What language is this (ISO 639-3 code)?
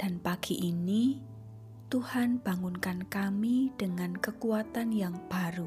ind